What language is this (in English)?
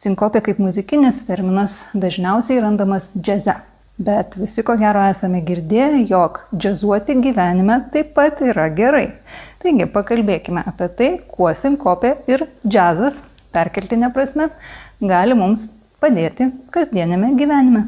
Lithuanian